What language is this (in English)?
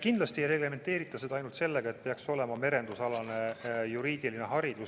Estonian